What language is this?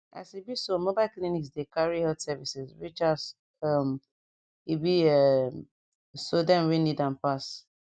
Nigerian Pidgin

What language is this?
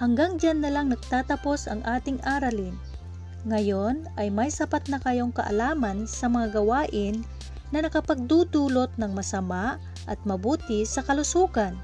Filipino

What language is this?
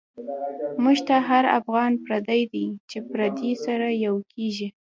Pashto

